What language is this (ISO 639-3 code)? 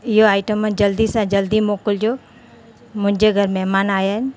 snd